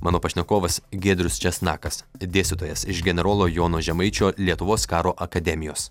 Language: Lithuanian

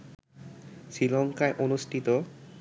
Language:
Bangla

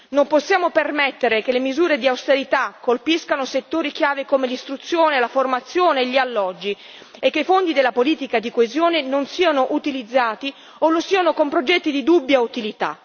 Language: Italian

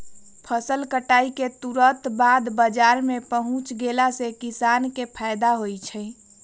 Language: Magahi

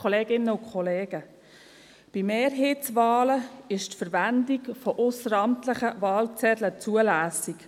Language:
Swiss German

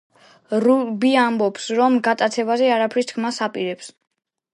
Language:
Georgian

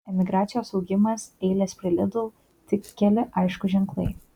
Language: Lithuanian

